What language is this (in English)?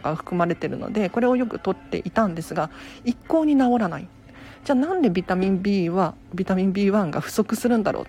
Japanese